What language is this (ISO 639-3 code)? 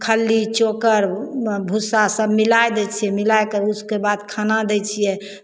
mai